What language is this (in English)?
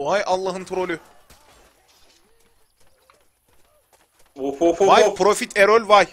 Turkish